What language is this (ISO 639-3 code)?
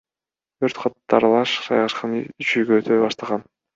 kir